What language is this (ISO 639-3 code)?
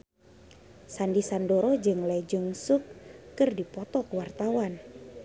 sun